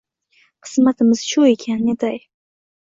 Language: Uzbek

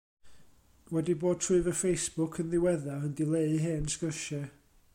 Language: Welsh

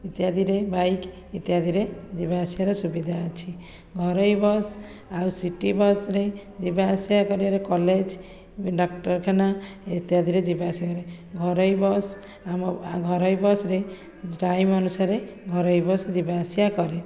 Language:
Odia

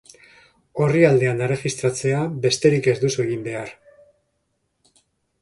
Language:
Basque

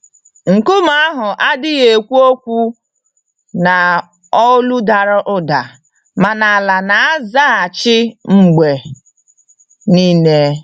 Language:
Igbo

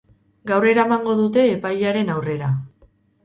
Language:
Basque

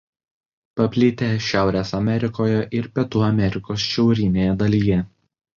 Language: Lithuanian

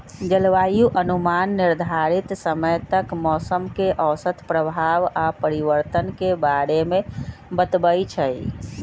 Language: Magahi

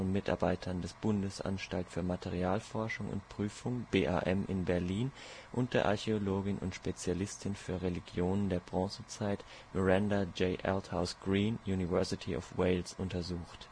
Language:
German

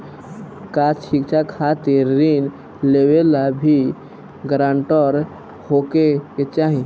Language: Bhojpuri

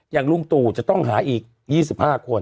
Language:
Thai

